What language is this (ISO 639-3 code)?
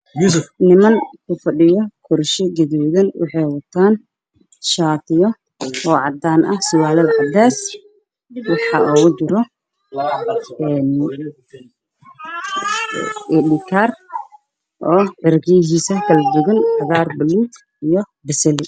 som